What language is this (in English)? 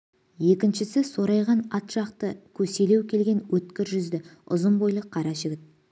Kazakh